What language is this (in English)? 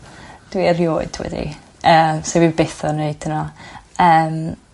Welsh